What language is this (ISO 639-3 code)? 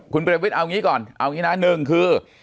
tha